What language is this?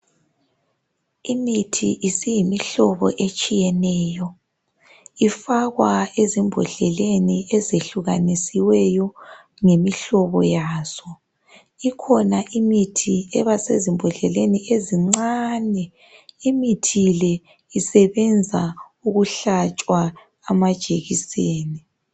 North Ndebele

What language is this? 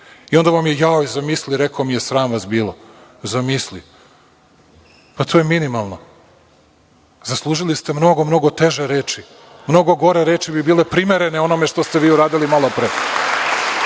Serbian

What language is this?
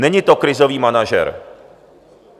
Czech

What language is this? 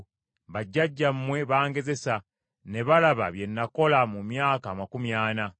Ganda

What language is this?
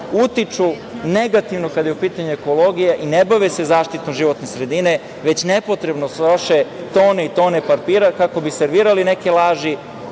Serbian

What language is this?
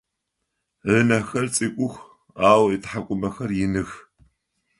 Adyghe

